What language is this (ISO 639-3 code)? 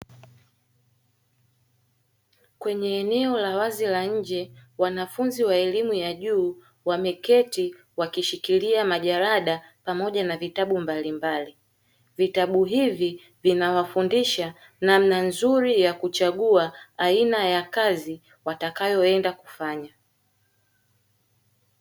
swa